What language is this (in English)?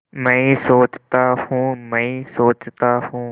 Hindi